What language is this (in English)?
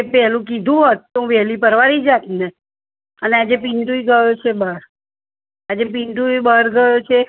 Gujarati